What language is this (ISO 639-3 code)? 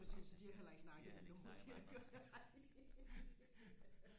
dan